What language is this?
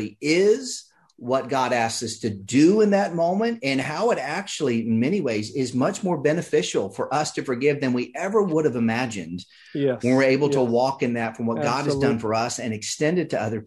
English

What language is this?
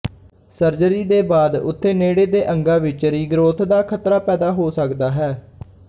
Punjabi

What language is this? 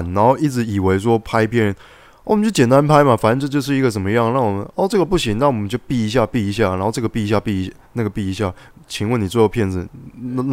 Chinese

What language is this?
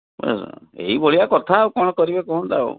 Odia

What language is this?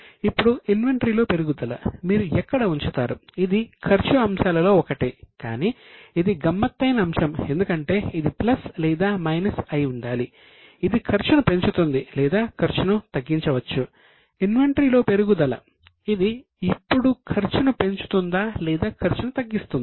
Telugu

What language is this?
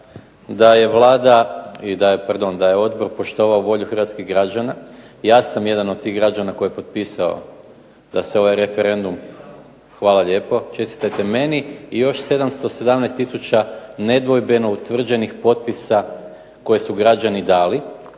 Croatian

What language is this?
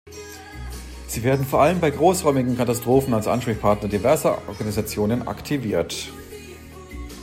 German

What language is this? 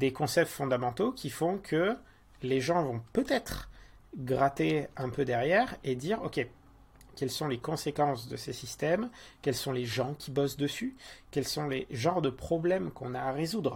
French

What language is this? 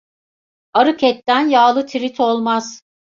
Turkish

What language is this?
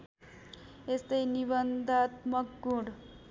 Nepali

